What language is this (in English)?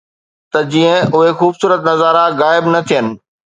Sindhi